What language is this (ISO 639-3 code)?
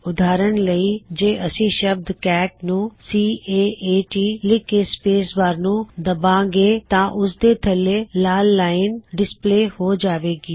pan